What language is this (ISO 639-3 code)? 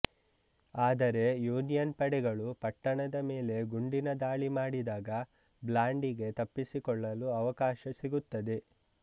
kan